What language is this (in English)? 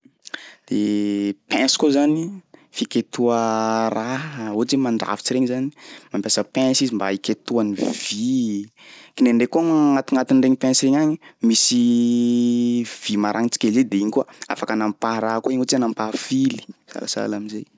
Sakalava Malagasy